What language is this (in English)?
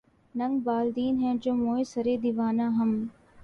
Urdu